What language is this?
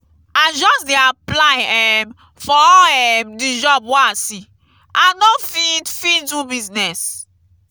Nigerian Pidgin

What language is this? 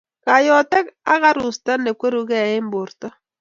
Kalenjin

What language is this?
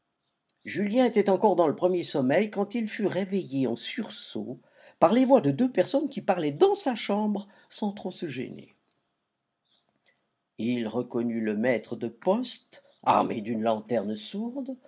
French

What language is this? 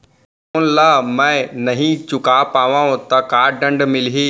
Chhattisgarhi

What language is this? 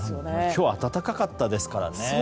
Japanese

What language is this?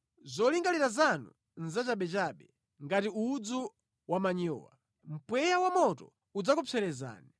Nyanja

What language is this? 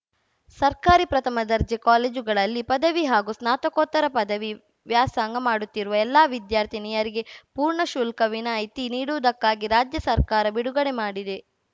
Kannada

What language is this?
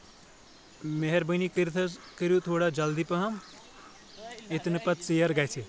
Kashmiri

